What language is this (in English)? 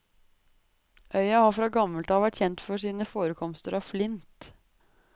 Norwegian